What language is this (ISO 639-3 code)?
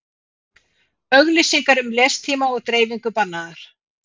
isl